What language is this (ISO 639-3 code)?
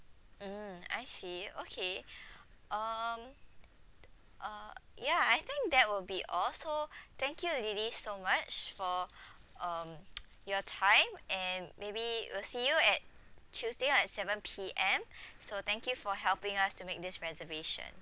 eng